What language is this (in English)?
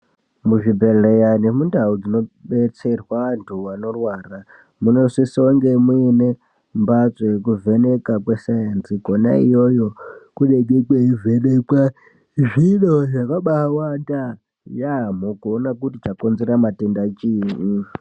Ndau